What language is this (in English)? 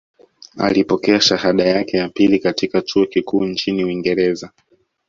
Swahili